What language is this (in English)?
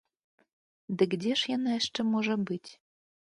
Belarusian